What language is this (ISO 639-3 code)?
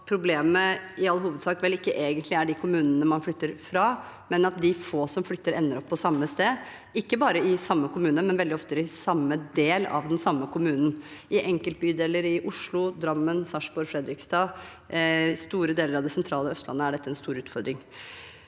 nor